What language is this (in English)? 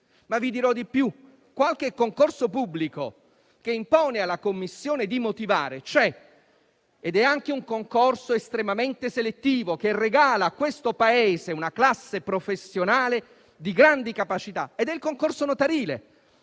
Italian